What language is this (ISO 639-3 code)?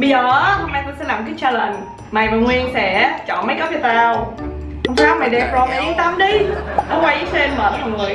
vie